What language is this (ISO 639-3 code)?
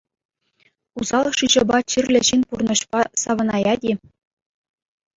chv